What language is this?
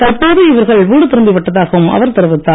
Tamil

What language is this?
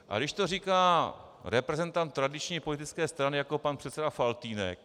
Czech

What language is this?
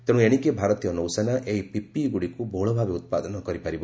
Odia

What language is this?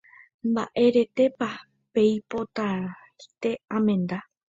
Guarani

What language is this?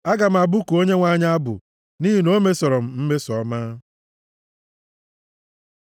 Igbo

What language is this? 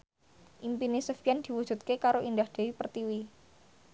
Javanese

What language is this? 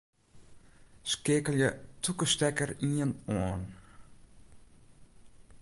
Western Frisian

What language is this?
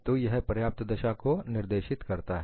Hindi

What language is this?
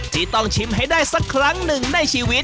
Thai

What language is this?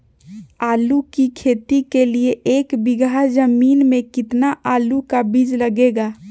Magahi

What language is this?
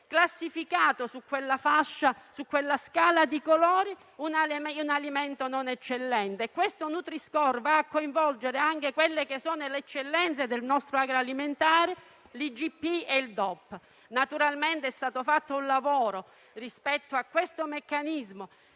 Italian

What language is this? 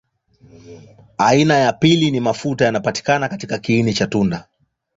Swahili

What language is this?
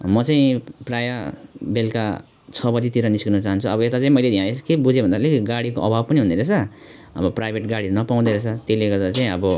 Nepali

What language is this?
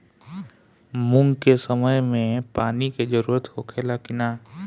Bhojpuri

